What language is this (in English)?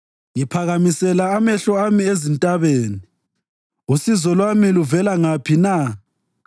North Ndebele